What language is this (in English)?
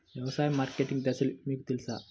Telugu